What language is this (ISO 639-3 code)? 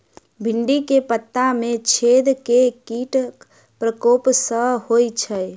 mai